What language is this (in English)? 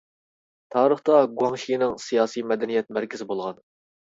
Uyghur